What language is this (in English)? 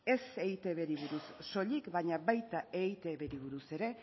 Basque